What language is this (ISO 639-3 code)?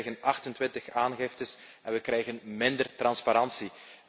nld